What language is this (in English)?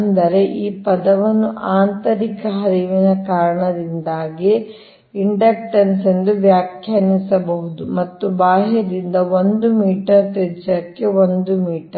Kannada